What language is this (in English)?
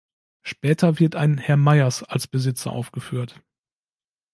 German